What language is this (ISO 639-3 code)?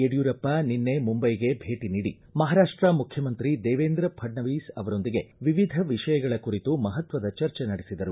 kan